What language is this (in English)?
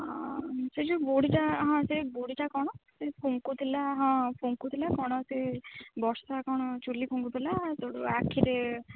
Odia